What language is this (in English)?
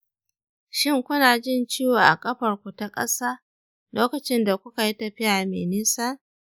Hausa